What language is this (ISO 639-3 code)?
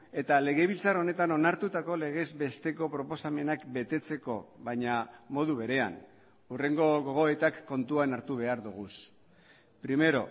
eus